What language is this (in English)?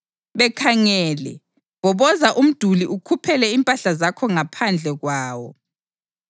North Ndebele